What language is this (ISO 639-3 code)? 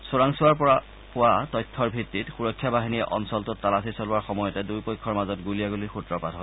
asm